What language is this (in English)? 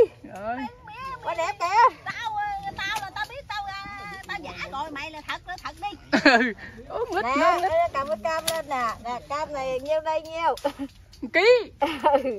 Vietnamese